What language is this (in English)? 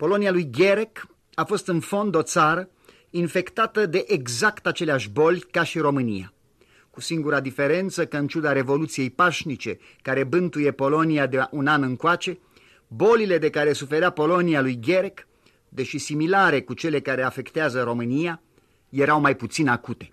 Romanian